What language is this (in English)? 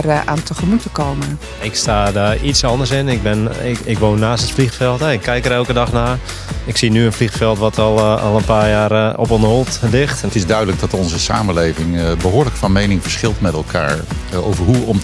Dutch